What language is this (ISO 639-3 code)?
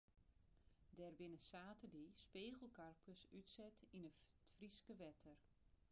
fry